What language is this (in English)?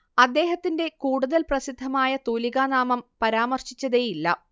Malayalam